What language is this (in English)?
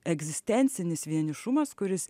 Lithuanian